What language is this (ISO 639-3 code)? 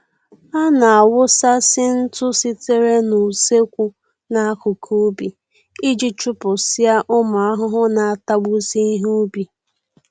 ibo